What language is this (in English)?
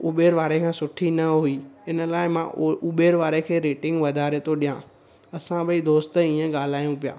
Sindhi